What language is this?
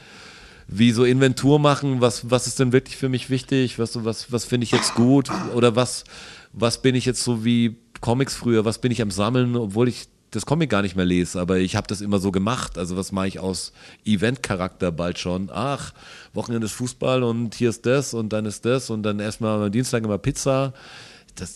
German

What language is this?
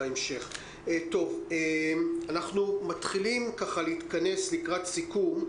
Hebrew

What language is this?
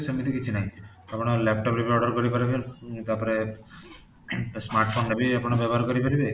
Odia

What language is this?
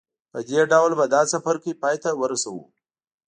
Pashto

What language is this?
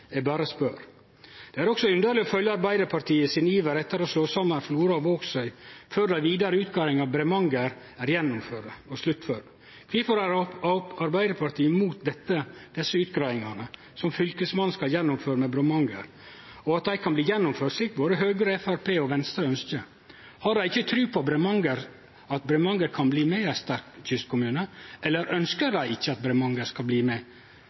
Norwegian Nynorsk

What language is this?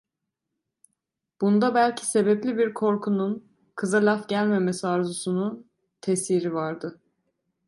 Turkish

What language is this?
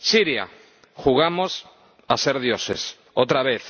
Spanish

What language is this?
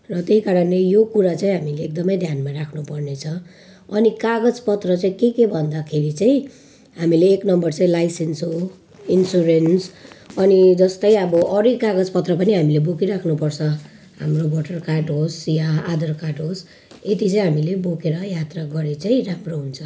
Nepali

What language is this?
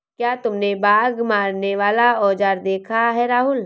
Hindi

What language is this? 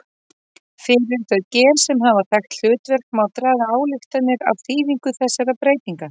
Icelandic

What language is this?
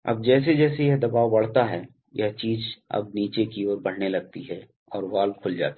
Hindi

